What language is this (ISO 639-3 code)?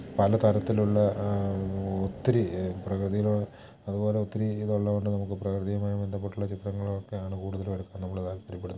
mal